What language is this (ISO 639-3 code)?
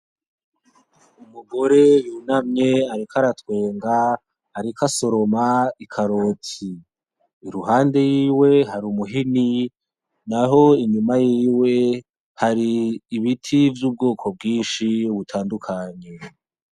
run